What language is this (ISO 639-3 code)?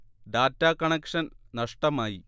mal